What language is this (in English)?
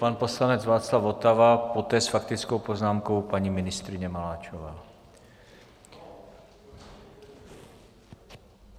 Czech